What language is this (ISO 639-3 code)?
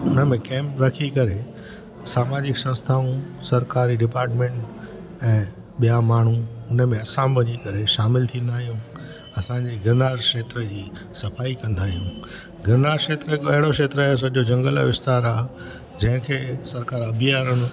snd